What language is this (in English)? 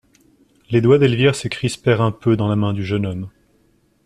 French